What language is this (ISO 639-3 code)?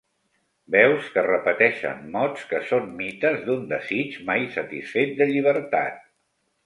cat